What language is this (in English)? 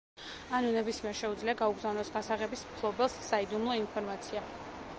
Georgian